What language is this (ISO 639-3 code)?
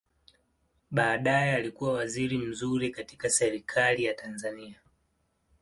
swa